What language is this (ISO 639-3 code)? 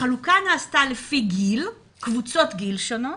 heb